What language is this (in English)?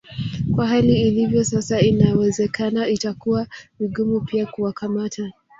Swahili